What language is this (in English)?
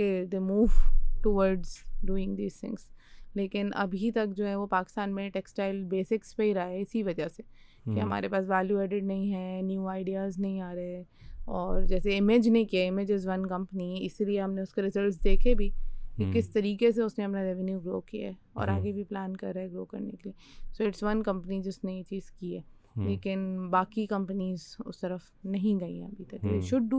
Urdu